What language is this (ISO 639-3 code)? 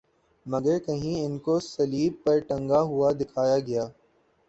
urd